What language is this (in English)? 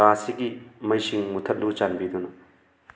Manipuri